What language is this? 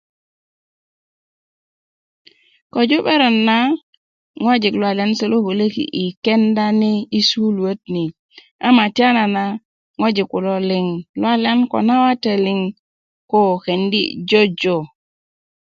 Kuku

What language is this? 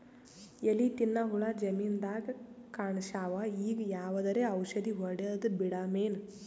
Kannada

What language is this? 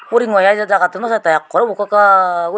Chakma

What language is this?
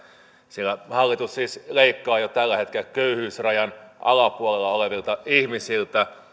Finnish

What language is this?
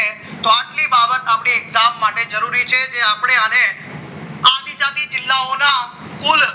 Gujarati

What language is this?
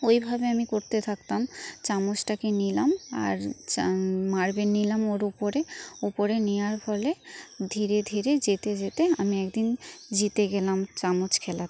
Bangla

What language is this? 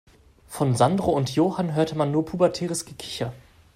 German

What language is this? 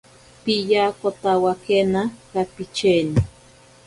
Ashéninka Perené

